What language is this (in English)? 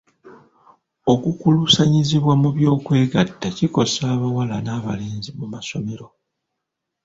Ganda